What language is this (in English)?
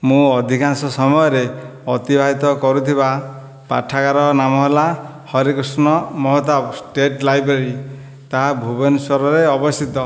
Odia